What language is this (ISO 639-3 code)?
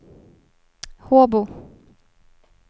swe